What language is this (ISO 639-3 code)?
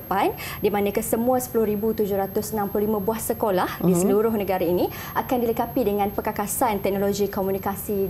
msa